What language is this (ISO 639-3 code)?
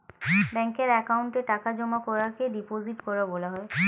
ben